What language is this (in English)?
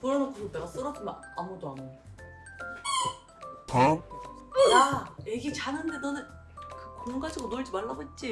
Korean